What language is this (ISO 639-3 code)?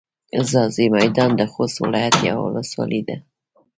pus